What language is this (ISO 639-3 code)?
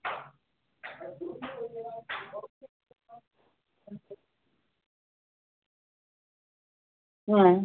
ben